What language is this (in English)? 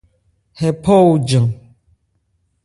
Ebrié